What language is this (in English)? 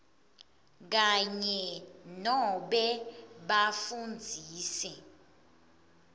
Swati